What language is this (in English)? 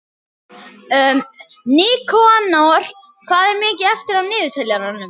Icelandic